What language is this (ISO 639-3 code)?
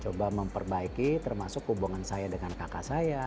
ind